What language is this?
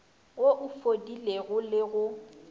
Northern Sotho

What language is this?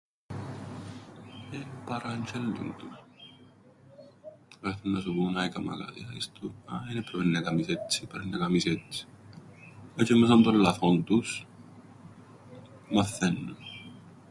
Greek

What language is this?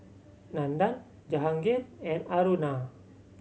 English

